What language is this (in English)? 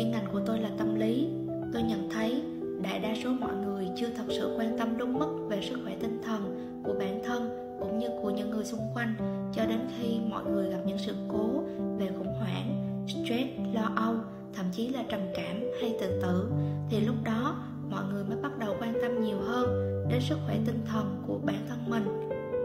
Vietnamese